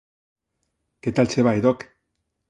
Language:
Galician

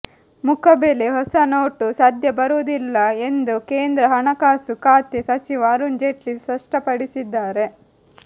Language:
Kannada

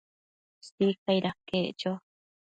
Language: Matsés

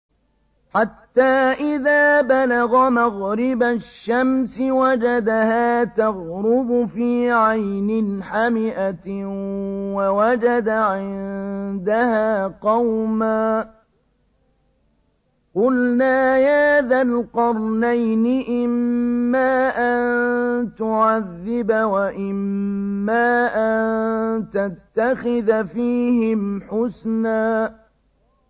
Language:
Arabic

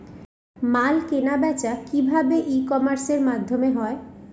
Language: Bangla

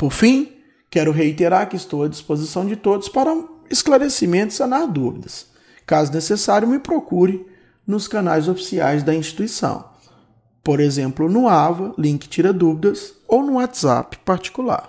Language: Portuguese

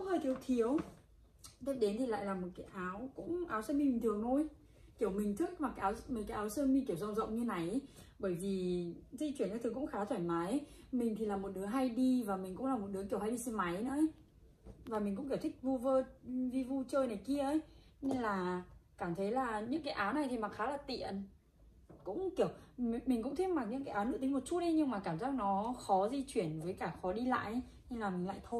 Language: Vietnamese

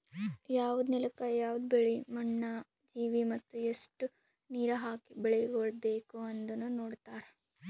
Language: Kannada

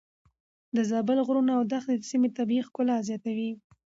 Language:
Pashto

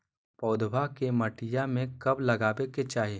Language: Magahi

